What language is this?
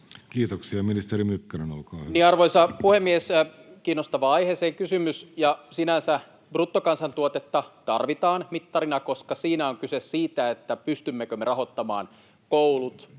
Finnish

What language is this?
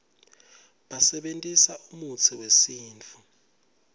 Swati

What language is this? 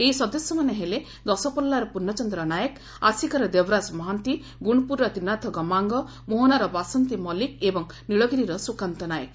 Odia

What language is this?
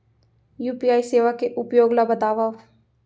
Chhattisgarhi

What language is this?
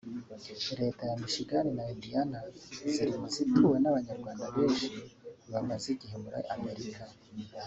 Kinyarwanda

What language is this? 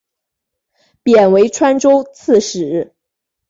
Chinese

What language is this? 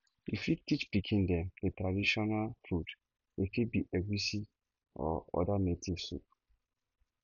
Nigerian Pidgin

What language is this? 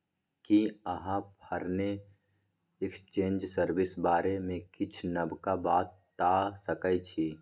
Maithili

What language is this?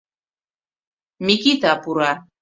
Mari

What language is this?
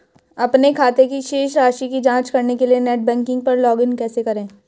Hindi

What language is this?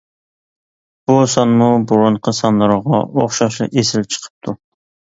Uyghur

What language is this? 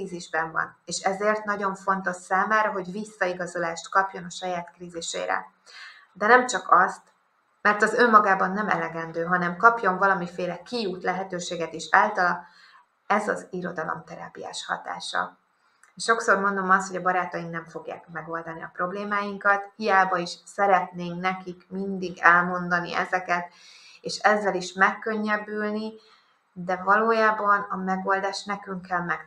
Hungarian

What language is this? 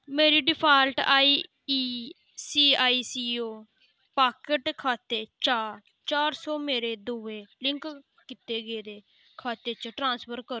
Dogri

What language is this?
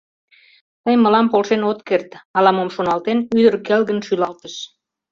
Mari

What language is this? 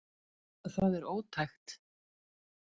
Icelandic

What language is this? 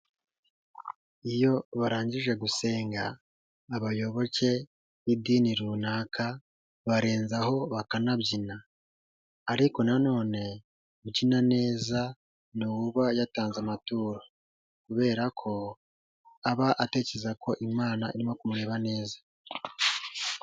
Kinyarwanda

